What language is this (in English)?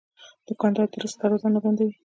Pashto